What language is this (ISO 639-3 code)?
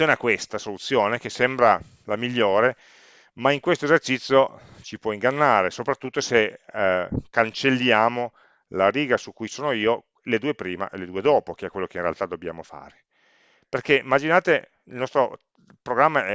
ita